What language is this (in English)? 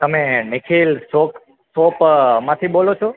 Gujarati